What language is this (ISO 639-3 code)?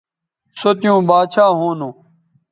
btv